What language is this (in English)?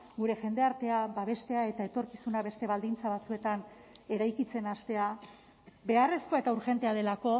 Basque